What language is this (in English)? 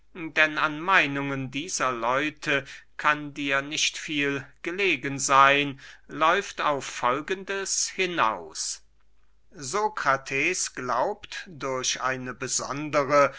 German